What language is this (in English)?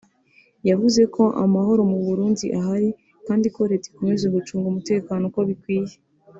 Kinyarwanda